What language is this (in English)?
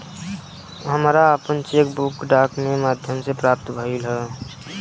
Bhojpuri